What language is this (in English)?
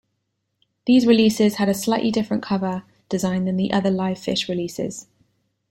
English